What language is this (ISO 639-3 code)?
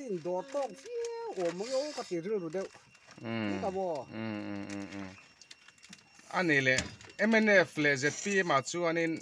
tha